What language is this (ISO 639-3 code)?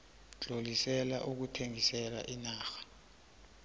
nbl